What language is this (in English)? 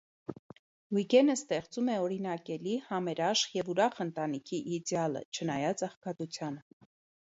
Armenian